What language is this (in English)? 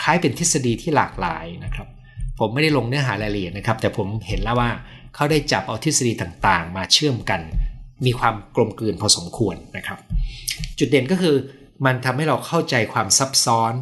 Thai